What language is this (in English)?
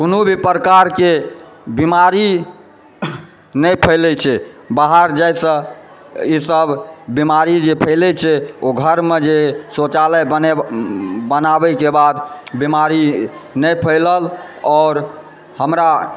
Maithili